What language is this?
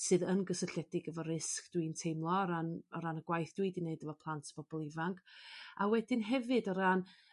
Welsh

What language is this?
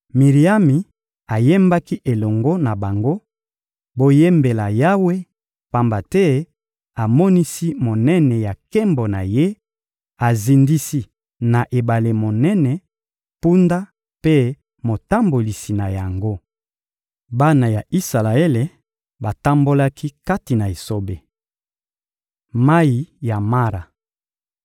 Lingala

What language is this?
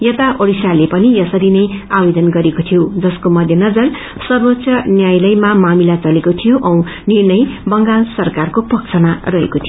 Nepali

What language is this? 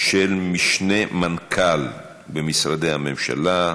Hebrew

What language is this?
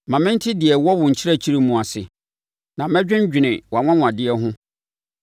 Akan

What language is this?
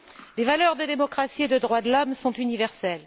French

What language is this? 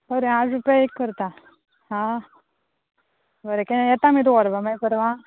Konkani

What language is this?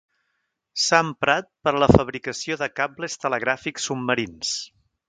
Catalan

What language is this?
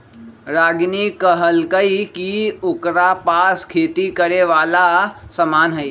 Magahi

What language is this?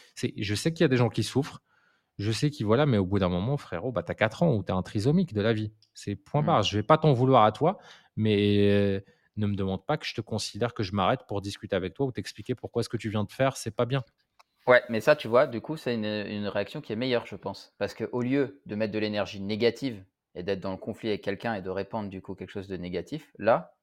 French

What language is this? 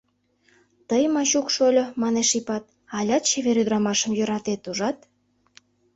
Mari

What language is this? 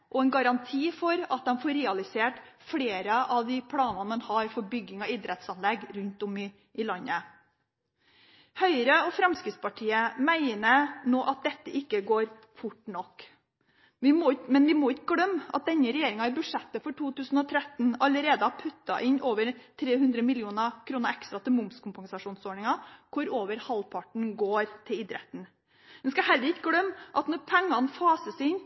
Norwegian Bokmål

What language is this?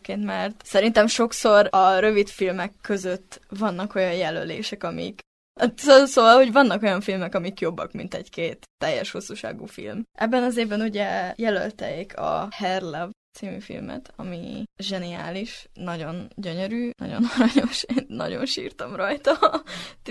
Hungarian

